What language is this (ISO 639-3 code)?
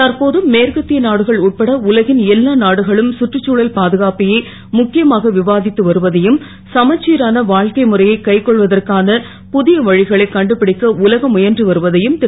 tam